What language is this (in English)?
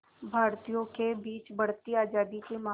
Hindi